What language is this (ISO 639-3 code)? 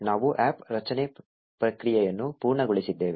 kan